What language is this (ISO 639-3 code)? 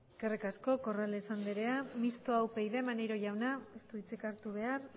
eus